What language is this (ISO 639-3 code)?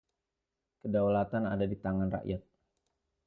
ind